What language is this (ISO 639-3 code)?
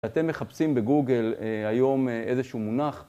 heb